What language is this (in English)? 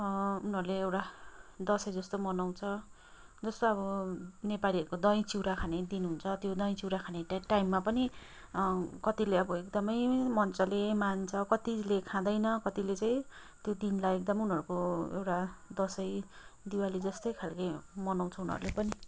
Nepali